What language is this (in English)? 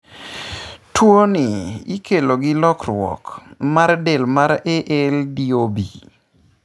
Luo (Kenya and Tanzania)